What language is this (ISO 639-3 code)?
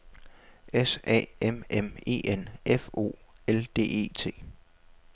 dan